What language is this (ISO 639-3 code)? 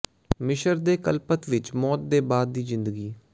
pan